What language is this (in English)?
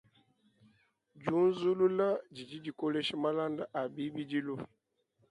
Luba-Lulua